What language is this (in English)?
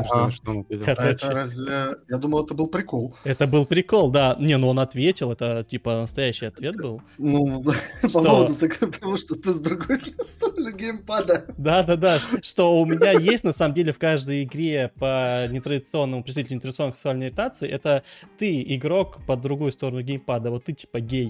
Russian